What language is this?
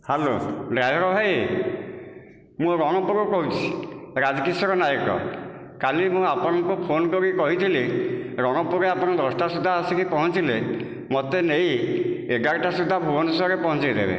Odia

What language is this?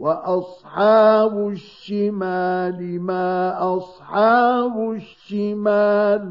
Arabic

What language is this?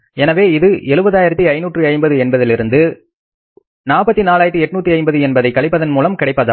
Tamil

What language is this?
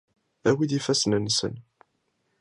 Kabyle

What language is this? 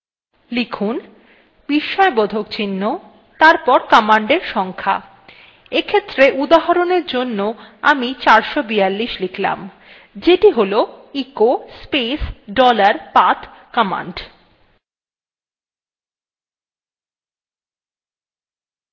Bangla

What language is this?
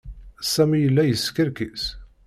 Kabyle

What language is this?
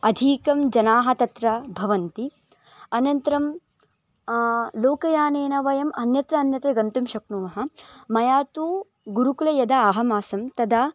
Sanskrit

